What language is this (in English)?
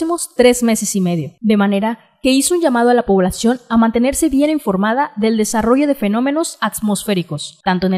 Spanish